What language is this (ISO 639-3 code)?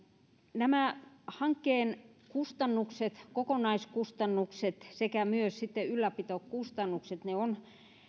fin